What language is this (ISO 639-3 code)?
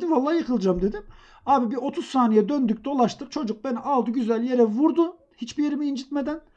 tur